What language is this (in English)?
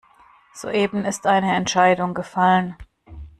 German